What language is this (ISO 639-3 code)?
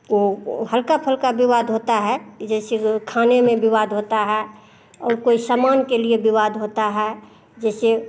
hin